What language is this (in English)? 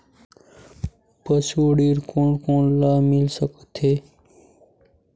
Chhattisgarhi